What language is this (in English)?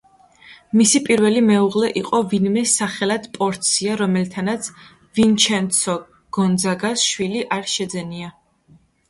Georgian